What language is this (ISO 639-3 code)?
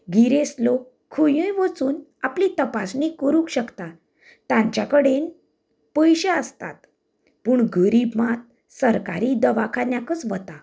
kok